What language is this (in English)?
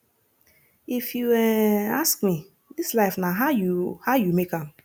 Nigerian Pidgin